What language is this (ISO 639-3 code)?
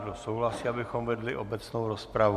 ces